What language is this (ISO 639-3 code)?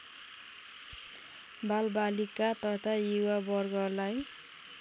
nep